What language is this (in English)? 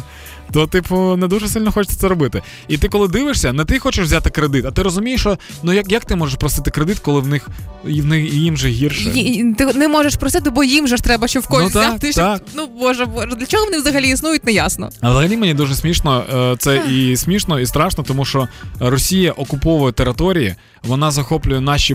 Ukrainian